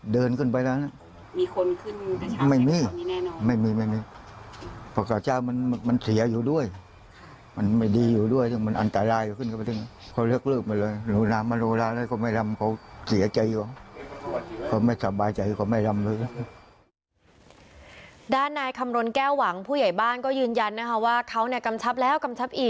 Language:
Thai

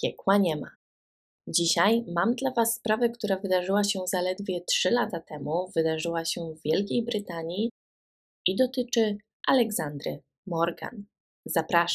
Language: Polish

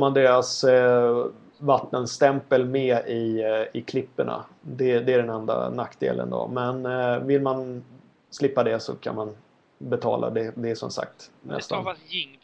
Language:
Swedish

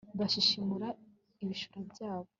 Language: Kinyarwanda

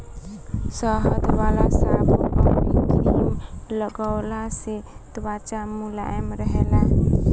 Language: Bhojpuri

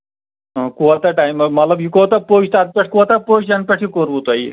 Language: Kashmiri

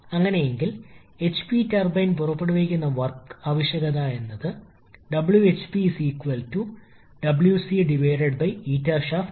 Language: Malayalam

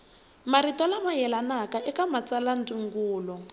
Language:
Tsonga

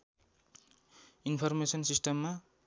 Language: Nepali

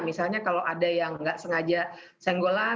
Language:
Indonesian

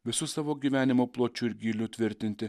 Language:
Lithuanian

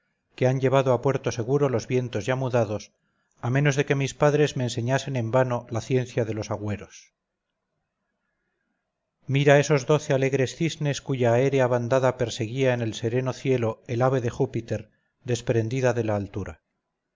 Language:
Spanish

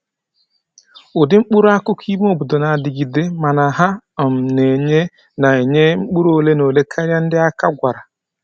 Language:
Igbo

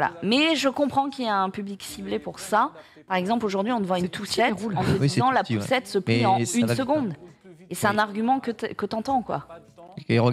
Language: French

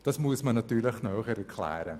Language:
Swiss German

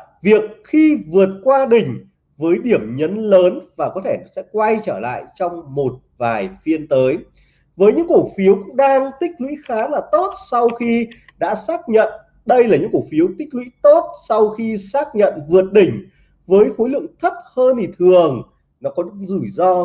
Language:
Vietnamese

